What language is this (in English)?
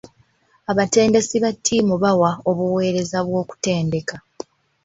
Ganda